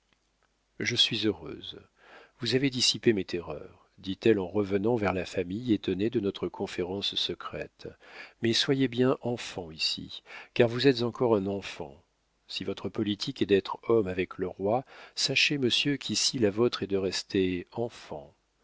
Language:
French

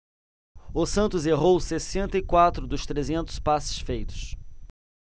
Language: Portuguese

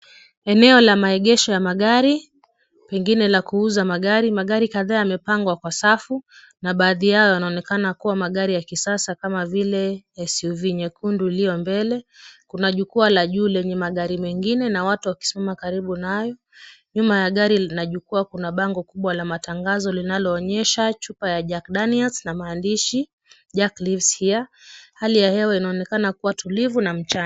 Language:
Swahili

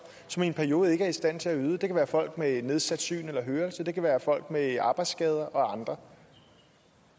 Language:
Danish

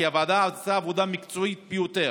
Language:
Hebrew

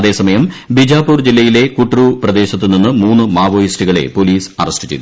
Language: Malayalam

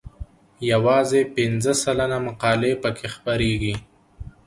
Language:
Pashto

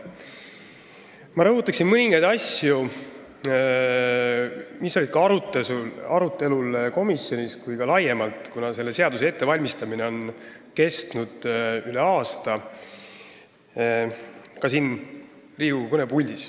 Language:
Estonian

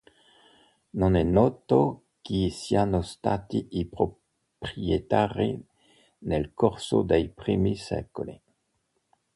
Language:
Italian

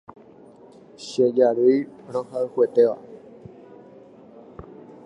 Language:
Guarani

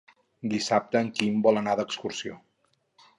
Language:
Catalan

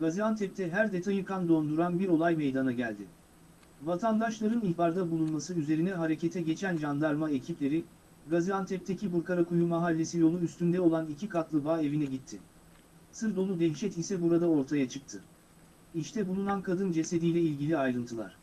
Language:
Turkish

